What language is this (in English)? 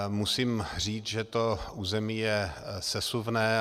Czech